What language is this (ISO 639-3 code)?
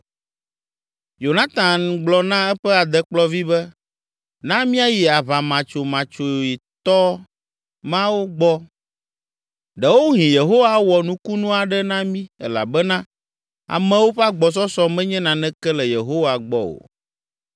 ewe